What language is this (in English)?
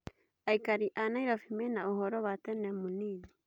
Kikuyu